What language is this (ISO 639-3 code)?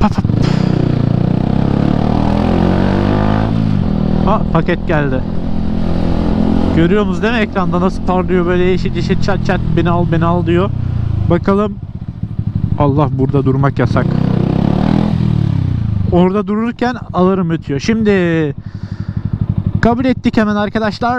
tur